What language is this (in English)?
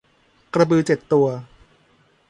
Thai